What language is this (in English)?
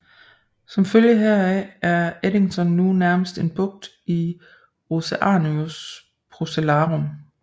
Danish